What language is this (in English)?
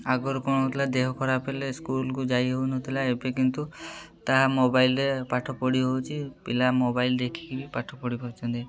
Odia